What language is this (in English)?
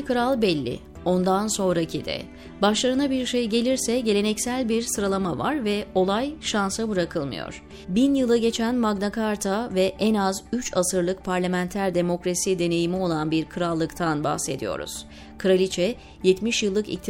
Turkish